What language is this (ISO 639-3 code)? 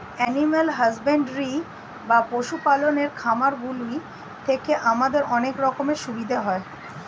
ben